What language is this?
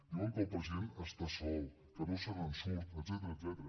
Catalan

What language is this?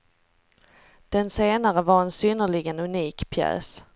Swedish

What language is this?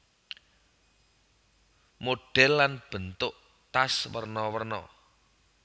Javanese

